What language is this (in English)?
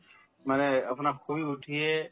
Assamese